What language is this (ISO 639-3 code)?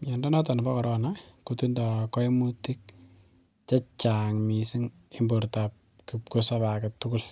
kln